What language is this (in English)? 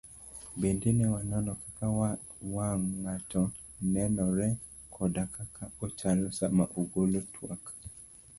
Luo (Kenya and Tanzania)